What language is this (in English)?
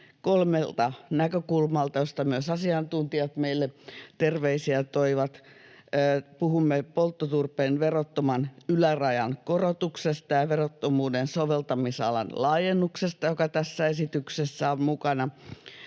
Finnish